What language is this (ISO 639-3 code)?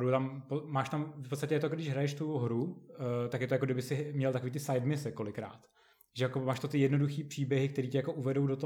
ces